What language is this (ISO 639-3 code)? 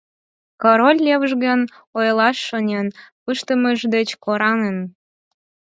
chm